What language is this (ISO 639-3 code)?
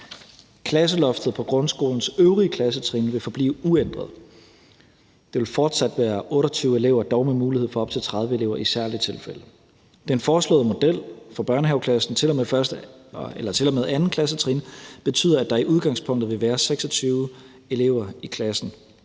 dan